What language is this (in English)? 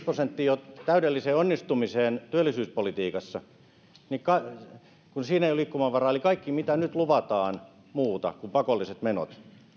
Finnish